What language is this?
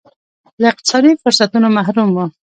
Pashto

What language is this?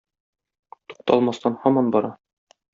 Tatar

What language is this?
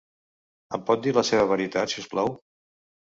Catalan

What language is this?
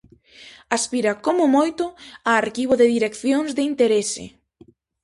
Galician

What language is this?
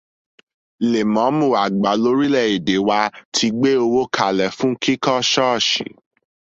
Yoruba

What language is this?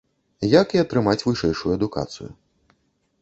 Belarusian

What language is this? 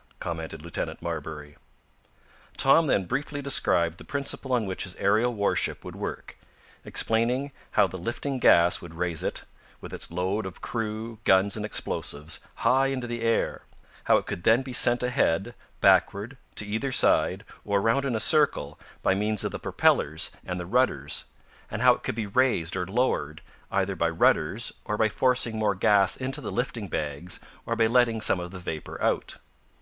English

